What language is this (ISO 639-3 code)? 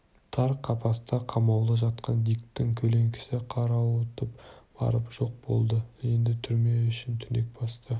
kaz